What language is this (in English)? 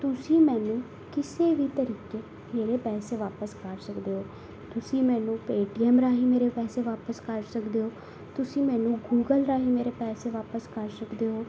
Punjabi